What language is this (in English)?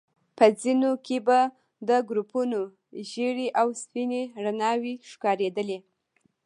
Pashto